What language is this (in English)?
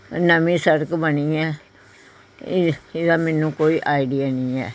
Punjabi